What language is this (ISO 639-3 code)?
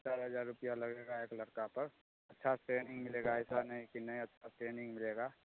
mai